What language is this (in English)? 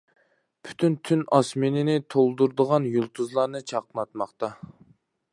Uyghur